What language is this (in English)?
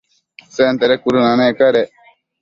Matsés